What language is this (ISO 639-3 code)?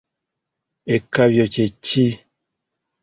lug